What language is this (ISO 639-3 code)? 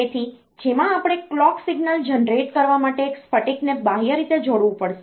guj